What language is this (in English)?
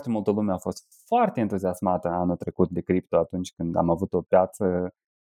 Romanian